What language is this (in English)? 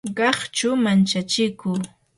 Yanahuanca Pasco Quechua